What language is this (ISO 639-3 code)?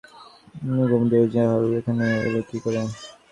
ben